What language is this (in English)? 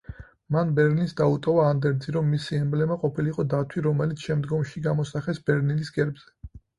Georgian